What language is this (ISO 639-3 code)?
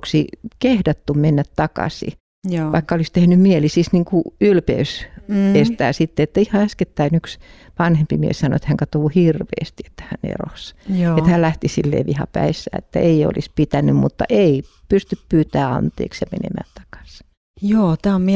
fin